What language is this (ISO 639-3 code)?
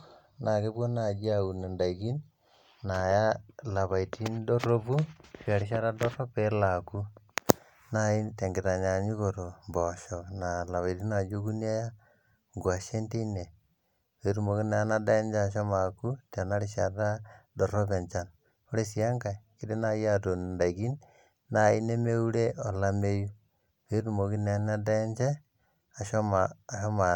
mas